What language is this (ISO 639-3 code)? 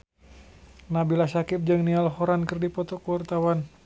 sun